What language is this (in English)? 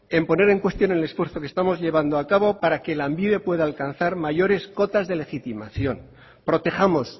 Spanish